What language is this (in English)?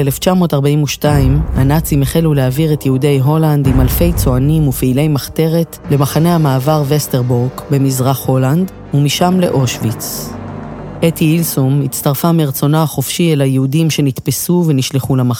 Hebrew